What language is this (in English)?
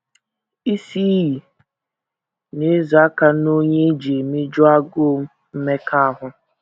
Igbo